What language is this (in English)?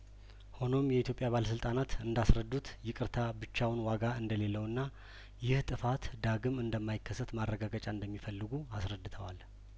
Amharic